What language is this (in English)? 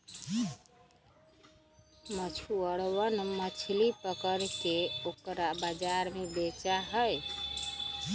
Magahi